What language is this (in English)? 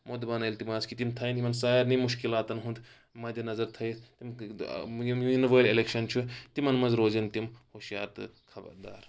Kashmiri